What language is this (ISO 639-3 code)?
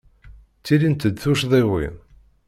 kab